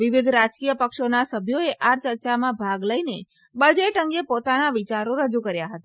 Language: Gujarati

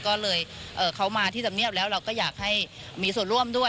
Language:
Thai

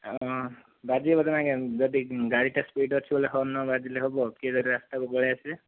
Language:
Odia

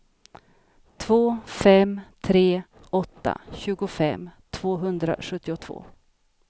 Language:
Swedish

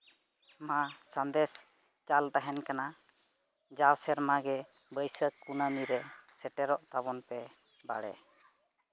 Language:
Santali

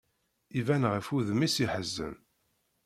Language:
Kabyle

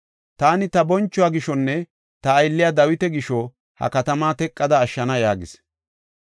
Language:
Gofa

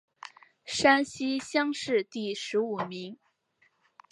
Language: Chinese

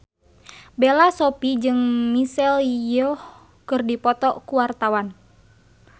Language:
Sundanese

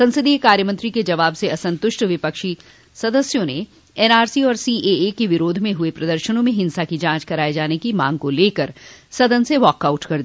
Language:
Hindi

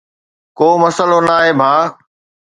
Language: Sindhi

